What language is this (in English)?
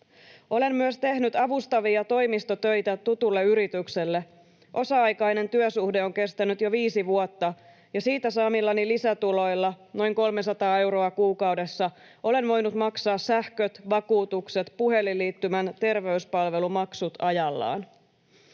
Finnish